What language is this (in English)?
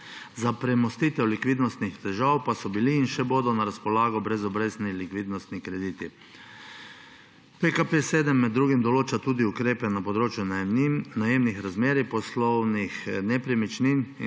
Slovenian